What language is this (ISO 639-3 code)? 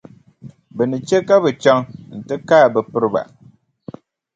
dag